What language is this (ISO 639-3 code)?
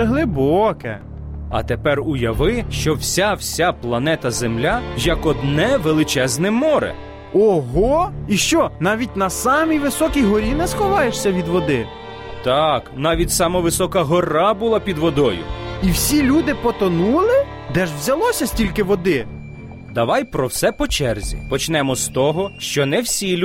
ukr